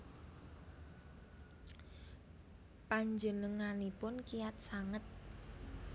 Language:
Javanese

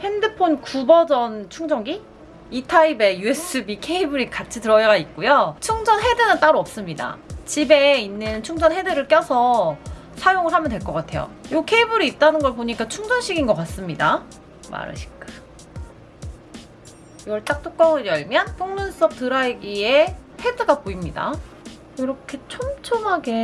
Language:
Korean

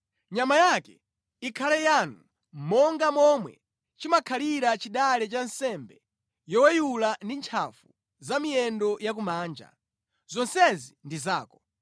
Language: Nyanja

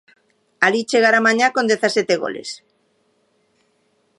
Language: Galician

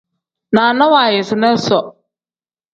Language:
Tem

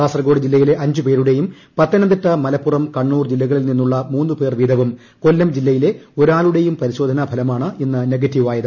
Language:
Malayalam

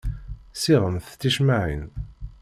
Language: Kabyle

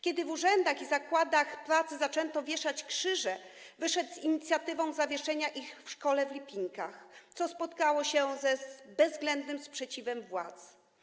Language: Polish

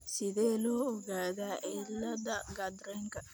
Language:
Somali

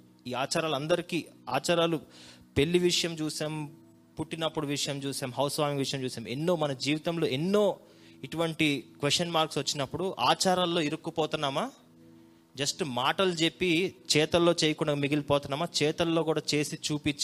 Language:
Telugu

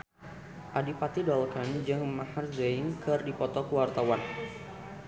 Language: Sundanese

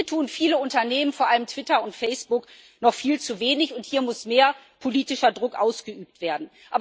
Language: German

